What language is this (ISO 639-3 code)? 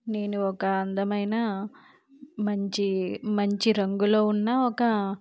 tel